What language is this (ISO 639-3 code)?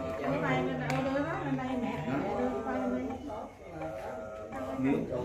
vie